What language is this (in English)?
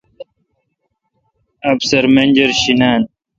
Kalkoti